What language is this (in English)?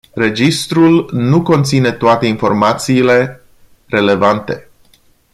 Romanian